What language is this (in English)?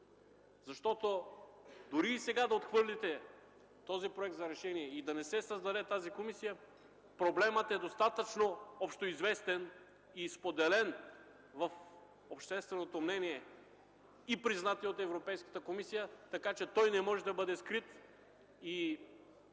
Bulgarian